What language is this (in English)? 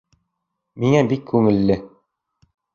Bashkir